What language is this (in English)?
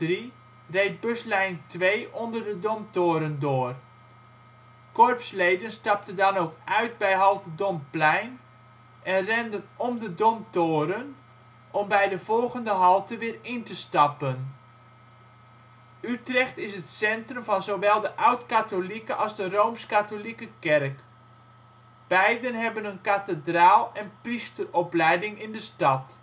Dutch